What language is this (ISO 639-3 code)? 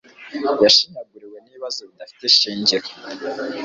kin